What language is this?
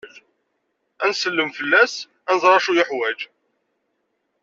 Kabyle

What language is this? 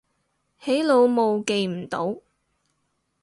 Cantonese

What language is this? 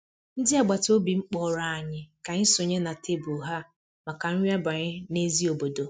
Igbo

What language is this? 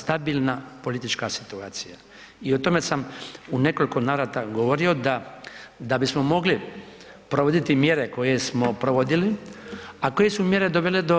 Croatian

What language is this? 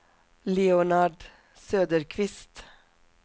Swedish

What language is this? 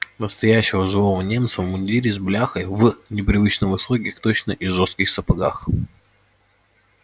Russian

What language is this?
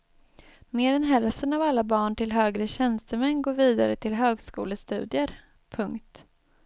Swedish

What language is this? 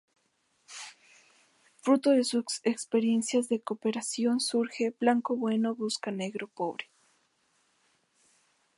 Spanish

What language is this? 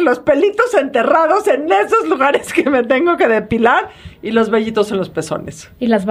Spanish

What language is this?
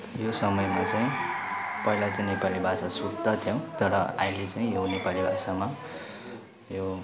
Nepali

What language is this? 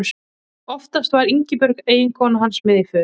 Icelandic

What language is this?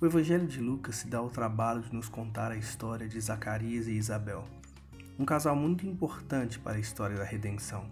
Portuguese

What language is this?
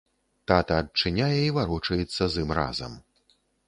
Belarusian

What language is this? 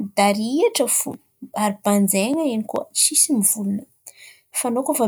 Antankarana Malagasy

